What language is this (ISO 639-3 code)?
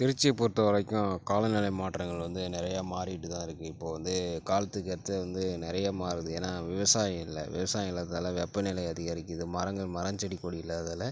tam